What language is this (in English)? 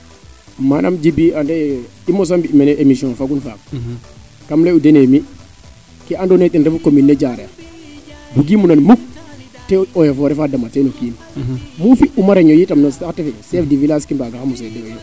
Serer